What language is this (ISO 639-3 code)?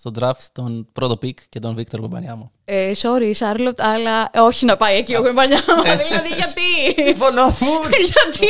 ell